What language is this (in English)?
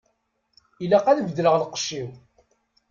Kabyle